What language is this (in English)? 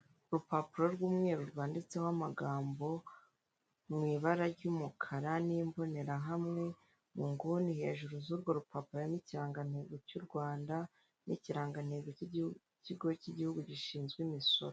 Kinyarwanda